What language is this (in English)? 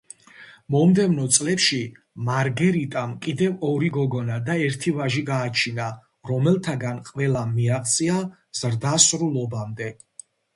Georgian